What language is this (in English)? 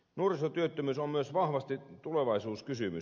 Finnish